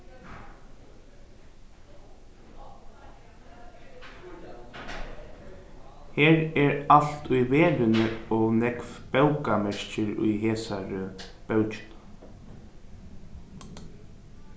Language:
Faroese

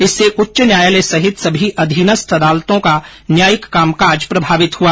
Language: Hindi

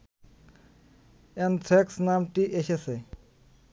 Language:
Bangla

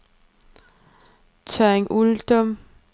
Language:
Danish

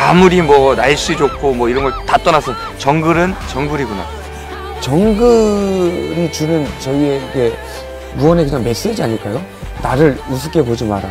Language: Korean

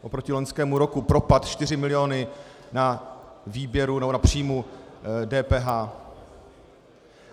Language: Czech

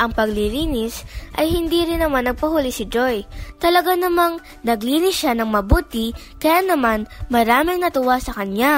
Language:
Filipino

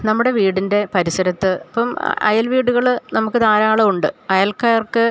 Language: Malayalam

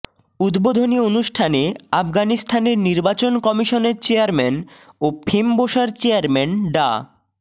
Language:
Bangla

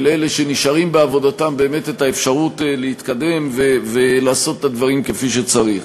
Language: Hebrew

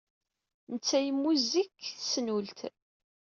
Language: Kabyle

